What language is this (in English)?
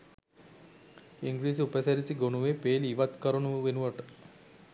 Sinhala